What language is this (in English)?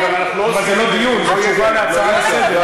Hebrew